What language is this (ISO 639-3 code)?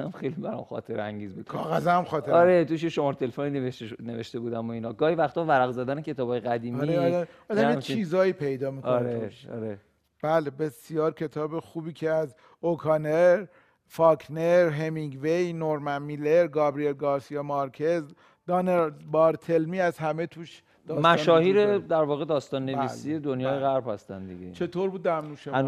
fas